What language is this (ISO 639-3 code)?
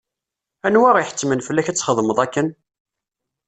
kab